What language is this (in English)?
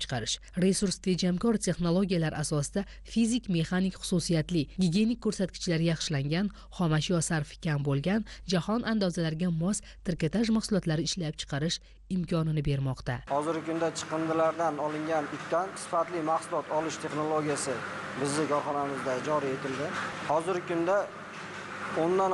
Turkish